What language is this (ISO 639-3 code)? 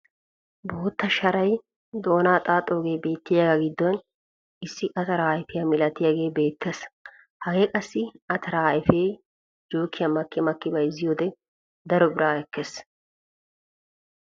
wal